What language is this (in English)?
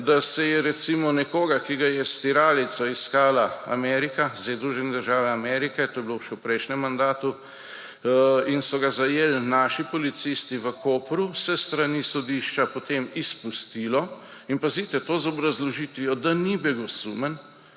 Slovenian